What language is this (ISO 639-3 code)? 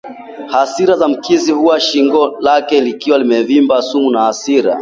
swa